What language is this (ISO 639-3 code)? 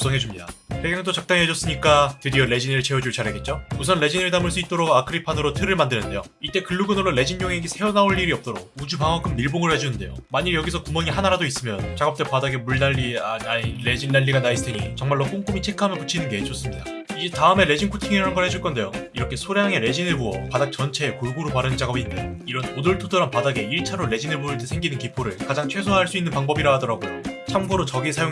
kor